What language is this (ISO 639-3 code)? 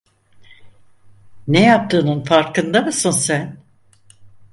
tur